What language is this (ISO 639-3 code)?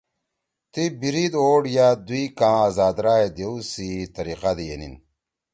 trw